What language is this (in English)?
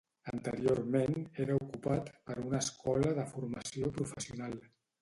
Catalan